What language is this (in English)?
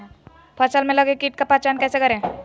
Magahi